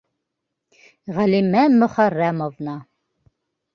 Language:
Bashkir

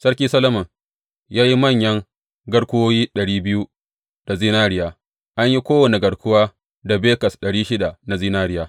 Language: Hausa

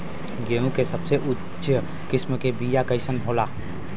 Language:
Bhojpuri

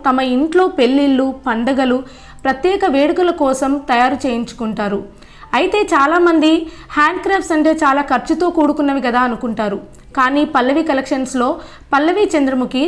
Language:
Telugu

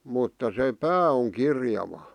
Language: Finnish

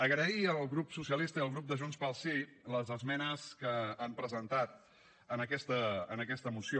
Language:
Catalan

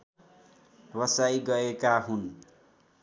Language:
Nepali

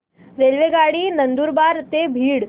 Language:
Marathi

